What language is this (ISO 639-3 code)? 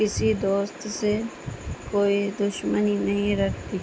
urd